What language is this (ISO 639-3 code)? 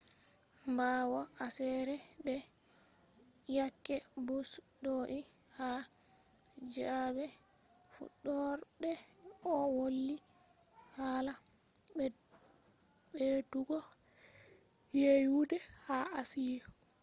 ful